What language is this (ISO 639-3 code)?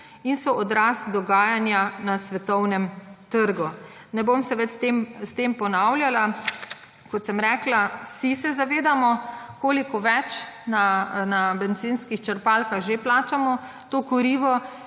slv